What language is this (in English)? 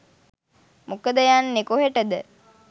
Sinhala